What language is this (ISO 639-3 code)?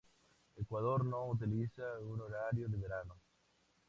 spa